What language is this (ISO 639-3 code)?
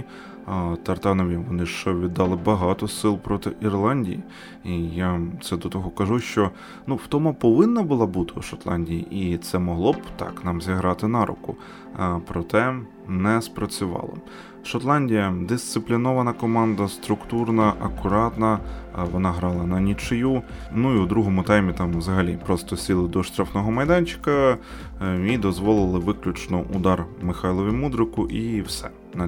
ukr